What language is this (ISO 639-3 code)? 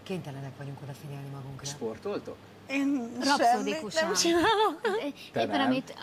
hun